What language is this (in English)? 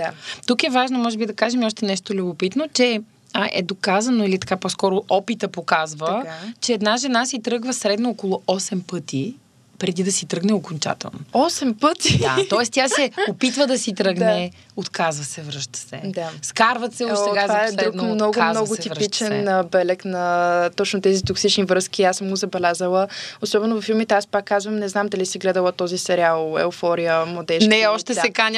Bulgarian